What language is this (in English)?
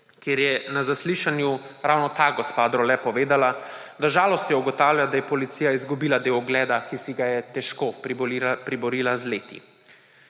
Slovenian